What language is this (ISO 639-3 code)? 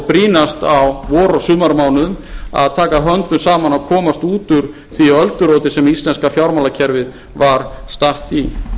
isl